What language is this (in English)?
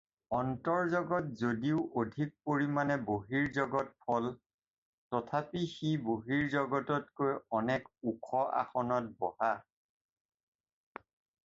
Assamese